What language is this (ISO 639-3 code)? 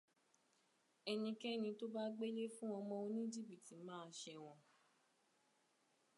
yor